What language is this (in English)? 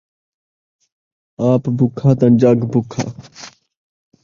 Saraiki